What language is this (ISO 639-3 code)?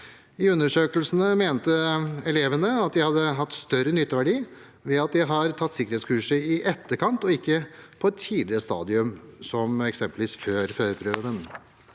nor